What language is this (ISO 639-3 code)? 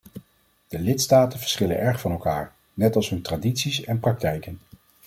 nld